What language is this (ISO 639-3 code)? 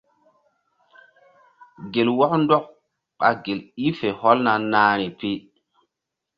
mdd